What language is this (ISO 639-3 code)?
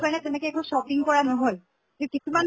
asm